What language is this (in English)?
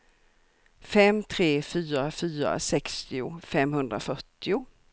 Swedish